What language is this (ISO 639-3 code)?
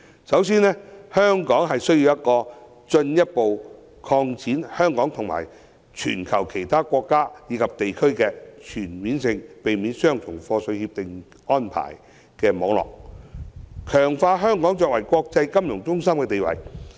yue